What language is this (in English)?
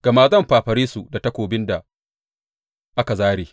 Hausa